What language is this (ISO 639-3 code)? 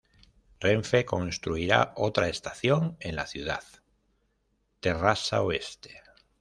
spa